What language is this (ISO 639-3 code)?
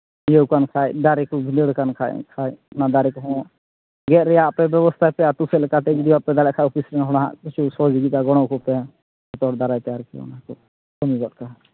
sat